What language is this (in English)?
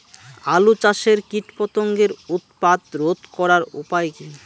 Bangla